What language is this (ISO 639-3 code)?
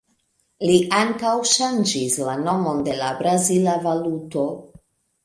epo